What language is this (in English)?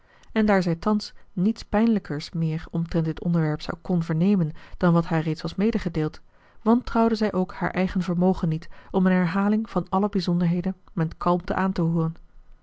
Dutch